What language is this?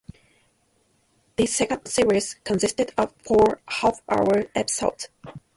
English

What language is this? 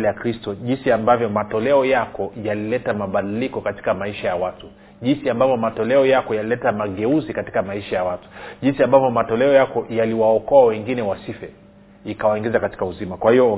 Swahili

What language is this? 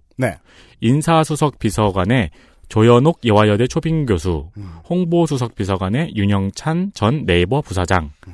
Korean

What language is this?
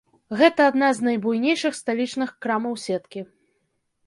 Belarusian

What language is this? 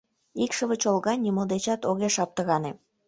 Mari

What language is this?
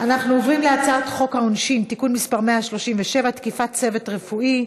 Hebrew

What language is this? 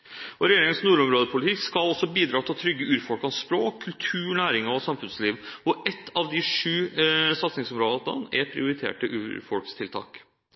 Norwegian Bokmål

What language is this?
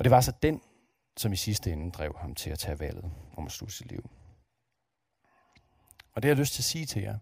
Danish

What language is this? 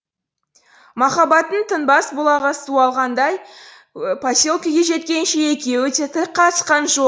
Kazakh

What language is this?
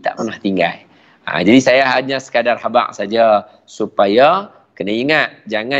Malay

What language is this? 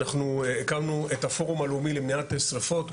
Hebrew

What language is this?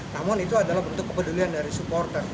Indonesian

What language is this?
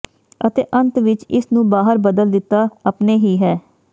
Punjabi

